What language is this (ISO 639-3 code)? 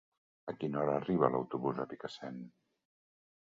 cat